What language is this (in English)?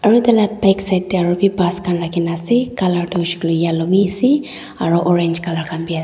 Naga Pidgin